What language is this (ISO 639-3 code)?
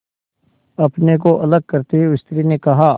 hin